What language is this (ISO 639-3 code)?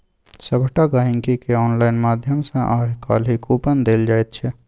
mai